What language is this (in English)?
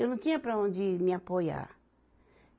Portuguese